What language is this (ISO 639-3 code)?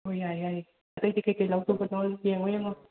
mni